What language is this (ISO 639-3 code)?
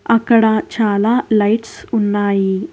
tel